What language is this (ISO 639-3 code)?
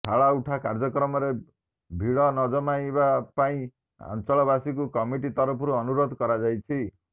ori